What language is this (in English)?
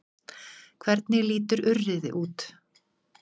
Icelandic